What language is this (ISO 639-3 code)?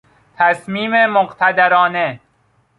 fas